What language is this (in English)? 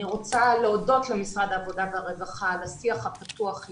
Hebrew